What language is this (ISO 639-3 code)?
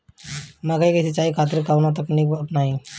bho